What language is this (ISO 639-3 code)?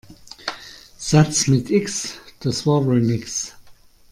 deu